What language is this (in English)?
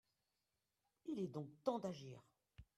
French